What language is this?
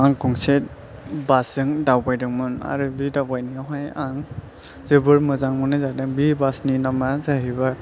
Bodo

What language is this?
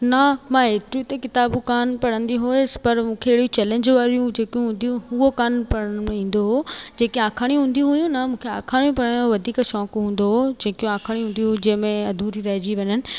Sindhi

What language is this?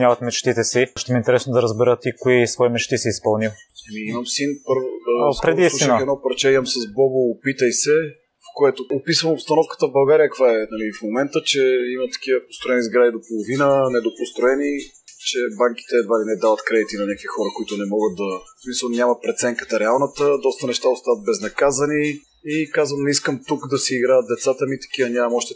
Bulgarian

